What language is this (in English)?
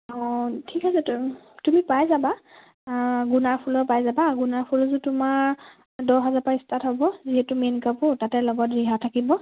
Assamese